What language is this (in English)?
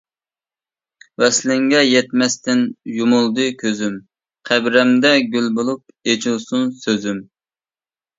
Uyghur